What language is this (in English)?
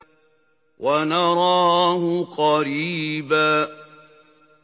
Arabic